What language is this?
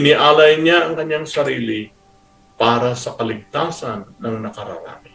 Filipino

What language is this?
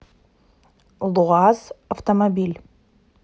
Russian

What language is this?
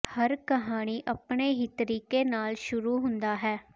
Punjabi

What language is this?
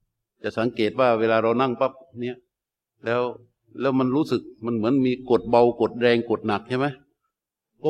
Thai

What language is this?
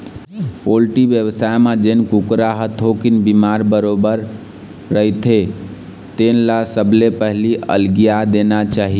Chhattisgarhi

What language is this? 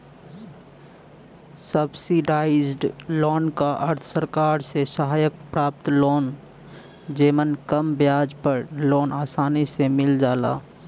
Bhojpuri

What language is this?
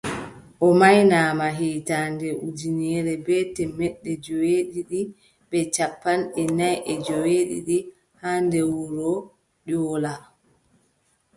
Adamawa Fulfulde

